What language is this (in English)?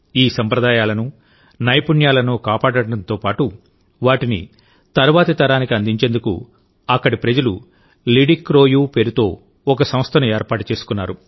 Telugu